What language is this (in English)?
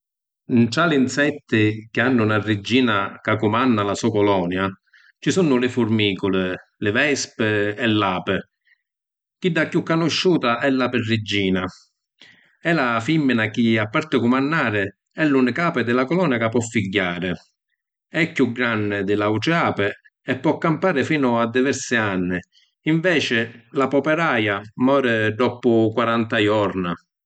Sicilian